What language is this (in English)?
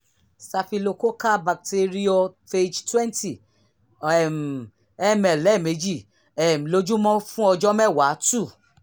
Yoruba